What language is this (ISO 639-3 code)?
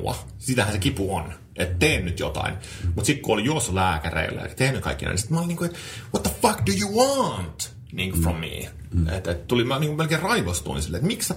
fin